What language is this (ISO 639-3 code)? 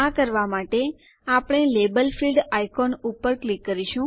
guj